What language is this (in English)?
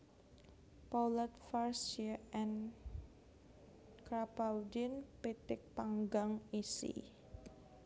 Javanese